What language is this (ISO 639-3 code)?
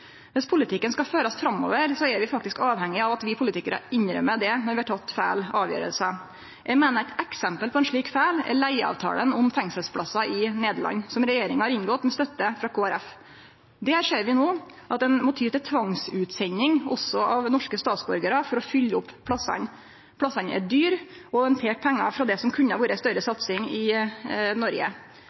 nno